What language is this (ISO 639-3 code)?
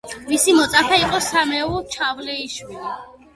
kat